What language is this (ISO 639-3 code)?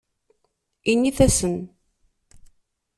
kab